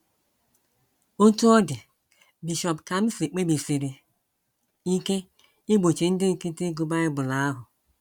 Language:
Igbo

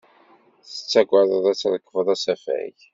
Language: Kabyle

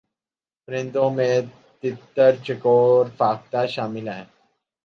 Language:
Urdu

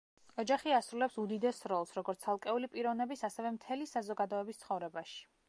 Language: Georgian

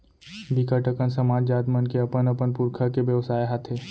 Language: Chhattisgarhi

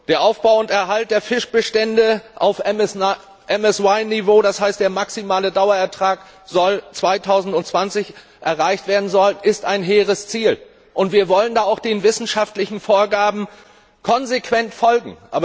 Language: German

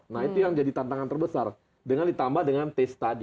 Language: Indonesian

